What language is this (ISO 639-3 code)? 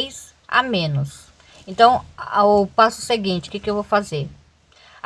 por